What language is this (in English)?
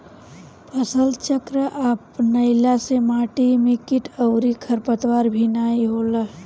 Bhojpuri